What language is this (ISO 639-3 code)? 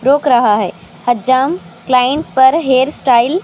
urd